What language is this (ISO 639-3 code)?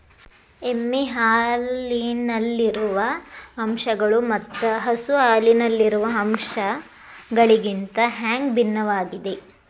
kan